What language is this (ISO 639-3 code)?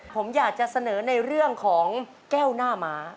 tha